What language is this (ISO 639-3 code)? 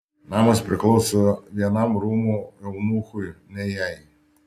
lit